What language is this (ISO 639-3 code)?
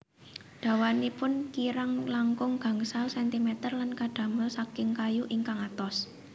jav